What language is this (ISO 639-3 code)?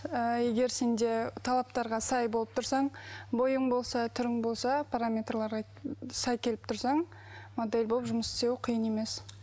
kaz